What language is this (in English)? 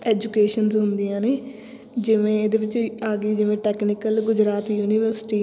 Punjabi